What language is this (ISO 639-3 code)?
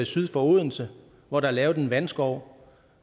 dan